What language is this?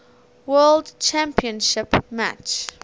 English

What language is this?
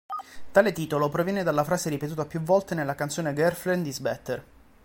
Italian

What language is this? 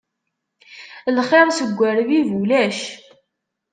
Kabyle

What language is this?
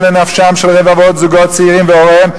Hebrew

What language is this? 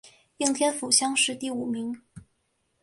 Chinese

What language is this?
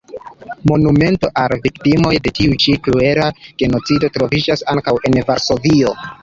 Esperanto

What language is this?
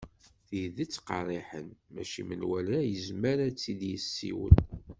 Kabyle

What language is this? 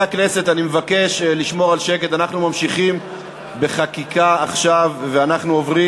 Hebrew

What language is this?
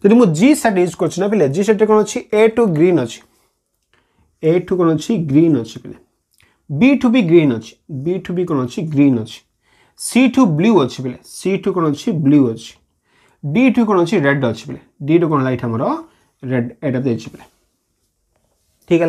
Hindi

